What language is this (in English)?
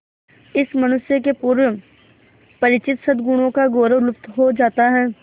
Hindi